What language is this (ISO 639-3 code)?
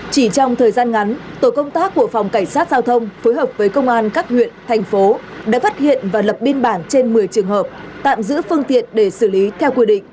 vie